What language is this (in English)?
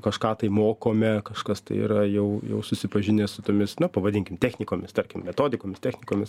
Lithuanian